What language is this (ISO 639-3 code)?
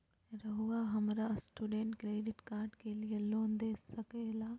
mag